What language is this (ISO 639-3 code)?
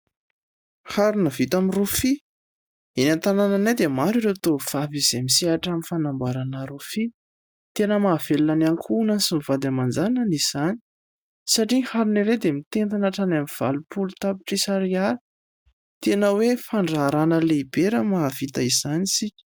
mlg